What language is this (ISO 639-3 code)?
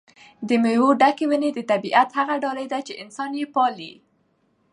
pus